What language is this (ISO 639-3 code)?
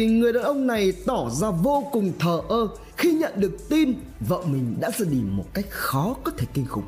vie